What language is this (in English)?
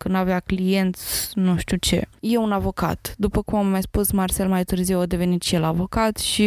Romanian